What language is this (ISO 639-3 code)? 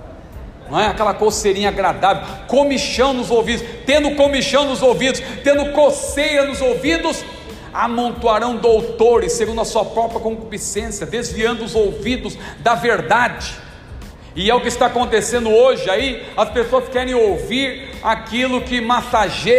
por